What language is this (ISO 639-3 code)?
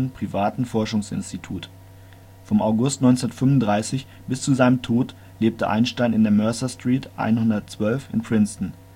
deu